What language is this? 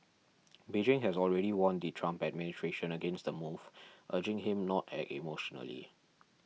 English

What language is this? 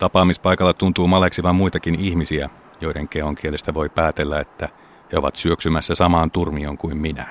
Finnish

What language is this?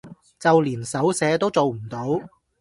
Cantonese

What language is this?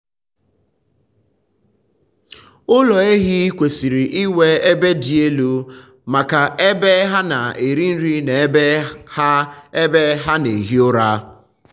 Igbo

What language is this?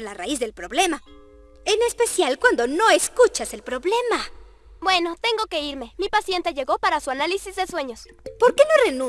Spanish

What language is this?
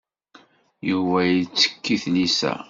Kabyle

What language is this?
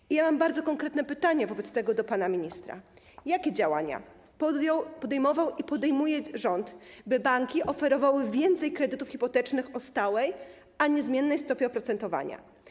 Polish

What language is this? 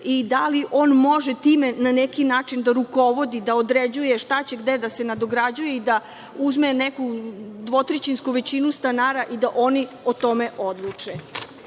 Serbian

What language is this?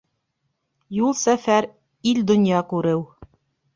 Bashkir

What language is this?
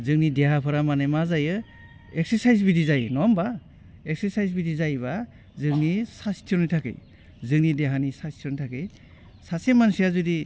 Bodo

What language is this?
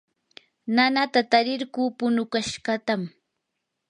Yanahuanca Pasco Quechua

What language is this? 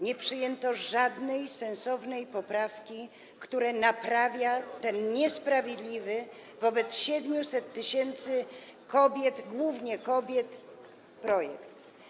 Polish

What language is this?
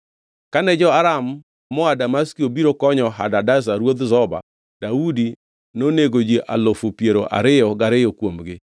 Luo (Kenya and Tanzania)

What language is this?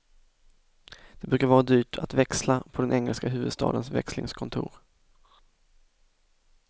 Swedish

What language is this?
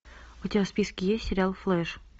Russian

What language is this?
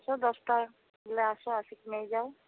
Odia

